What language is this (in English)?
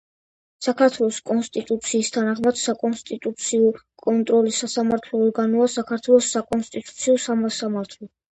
Georgian